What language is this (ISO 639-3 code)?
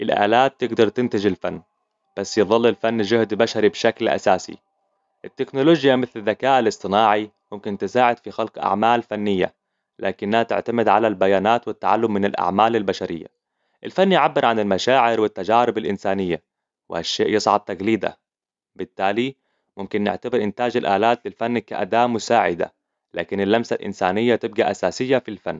acw